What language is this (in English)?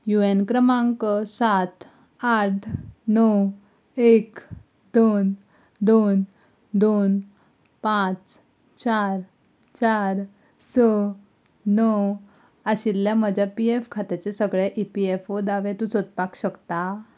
Konkani